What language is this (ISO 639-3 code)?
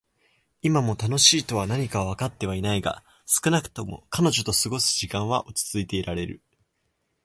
jpn